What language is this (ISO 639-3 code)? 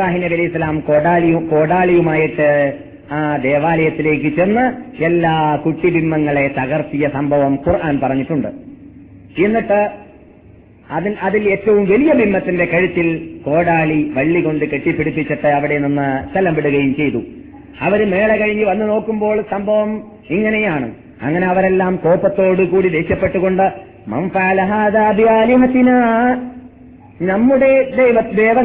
mal